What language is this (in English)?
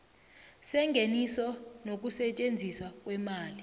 South Ndebele